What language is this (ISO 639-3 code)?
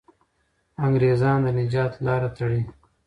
pus